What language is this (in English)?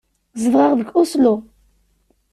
Kabyle